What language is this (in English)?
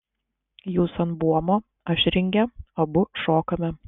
Lithuanian